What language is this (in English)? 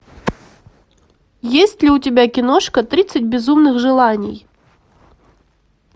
Russian